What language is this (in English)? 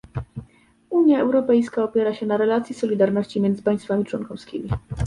Polish